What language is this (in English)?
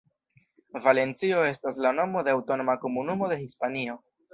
Esperanto